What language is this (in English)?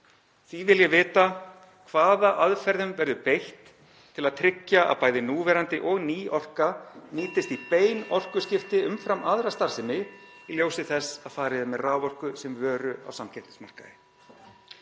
Icelandic